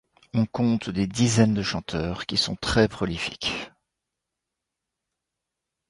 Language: French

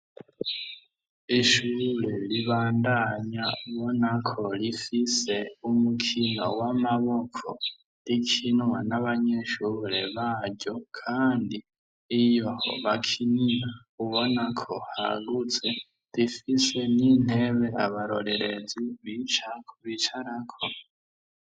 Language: Rundi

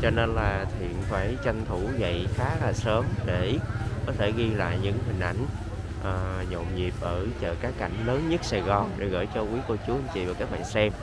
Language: Vietnamese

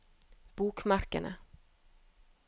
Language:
Norwegian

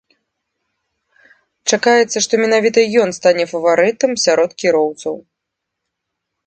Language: Belarusian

